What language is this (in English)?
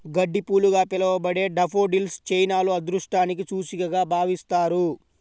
Telugu